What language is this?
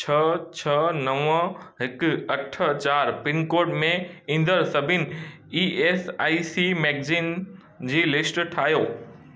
Sindhi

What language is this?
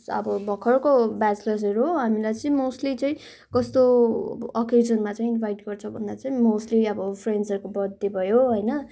Nepali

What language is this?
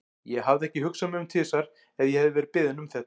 Icelandic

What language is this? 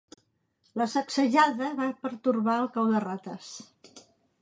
Catalan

